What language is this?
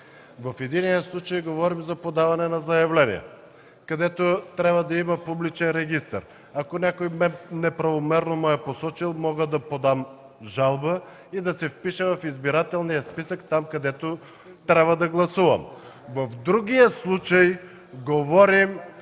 Bulgarian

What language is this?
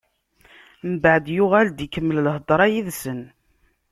Kabyle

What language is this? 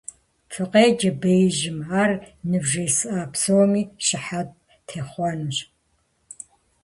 Kabardian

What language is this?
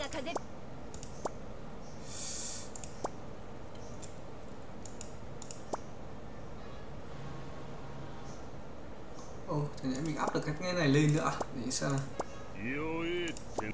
Vietnamese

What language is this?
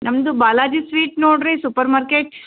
Kannada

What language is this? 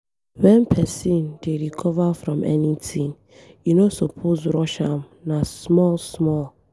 Nigerian Pidgin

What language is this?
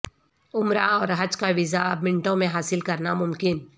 Urdu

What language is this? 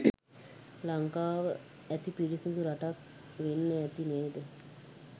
Sinhala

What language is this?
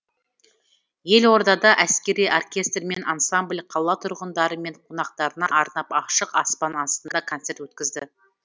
Kazakh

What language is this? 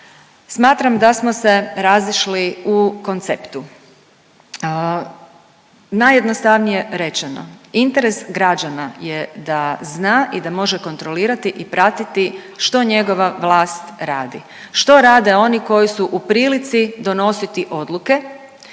Croatian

